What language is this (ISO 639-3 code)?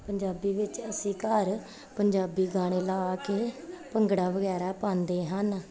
pan